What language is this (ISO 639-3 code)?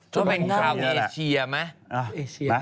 tha